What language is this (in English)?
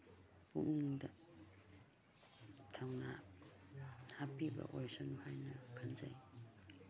Manipuri